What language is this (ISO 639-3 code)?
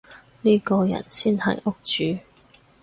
yue